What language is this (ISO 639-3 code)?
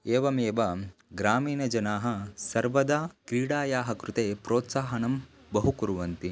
san